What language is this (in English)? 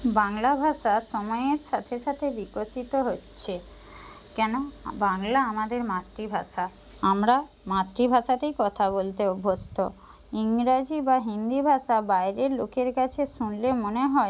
Bangla